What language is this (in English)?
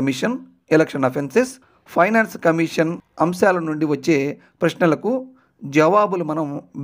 Telugu